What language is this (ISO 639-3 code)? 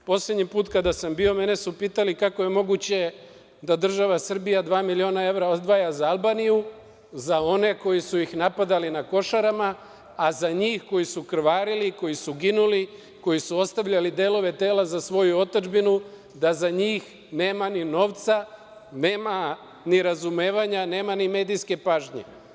srp